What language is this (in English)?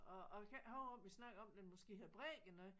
Danish